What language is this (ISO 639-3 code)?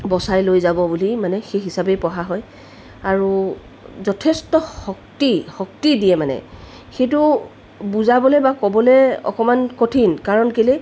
asm